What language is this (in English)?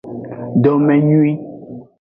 Aja (Benin)